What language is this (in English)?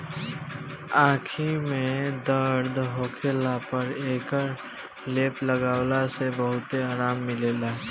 Bhojpuri